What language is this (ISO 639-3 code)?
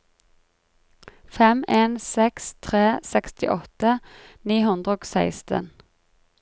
nor